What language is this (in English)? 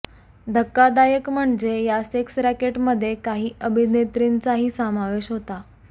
Marathi